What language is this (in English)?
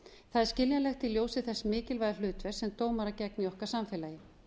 Icelandic